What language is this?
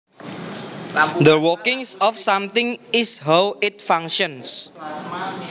Javanese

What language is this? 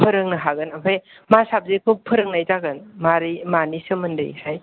Bodo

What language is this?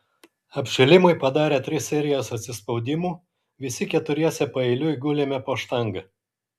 Lithuanian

